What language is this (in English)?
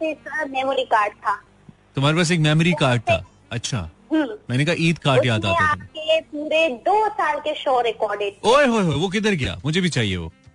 Hindi